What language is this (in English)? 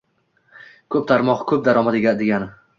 Uzbek